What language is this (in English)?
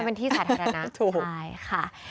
Thai